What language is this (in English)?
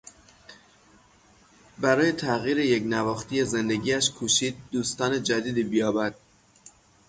Persian